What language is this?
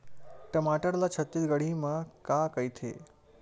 Chhattisgarhi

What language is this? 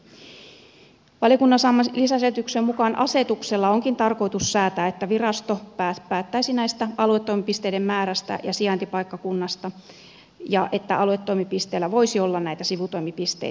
Finnish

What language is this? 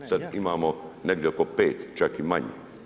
Croatian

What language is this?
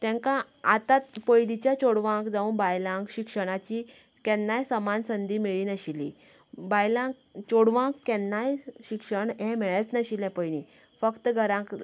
Konkani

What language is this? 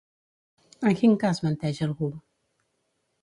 Catalan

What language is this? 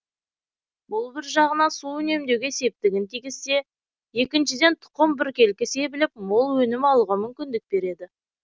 Kazakh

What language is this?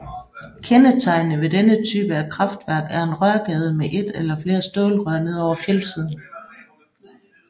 Danish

